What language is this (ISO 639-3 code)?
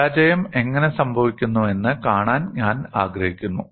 mal